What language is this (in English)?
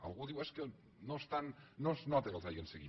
Catalan